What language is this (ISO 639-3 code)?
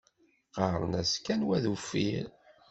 kab